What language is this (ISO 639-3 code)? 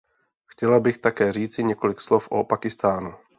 ces